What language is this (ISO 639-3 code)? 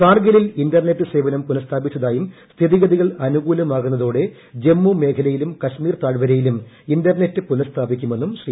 mal